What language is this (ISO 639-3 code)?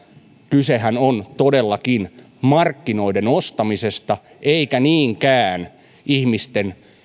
fin